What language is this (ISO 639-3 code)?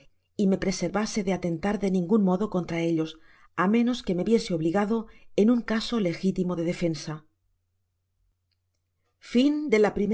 spa